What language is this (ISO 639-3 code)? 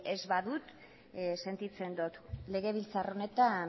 eus